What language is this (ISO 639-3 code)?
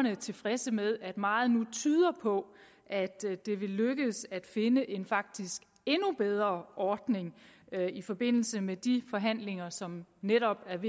dan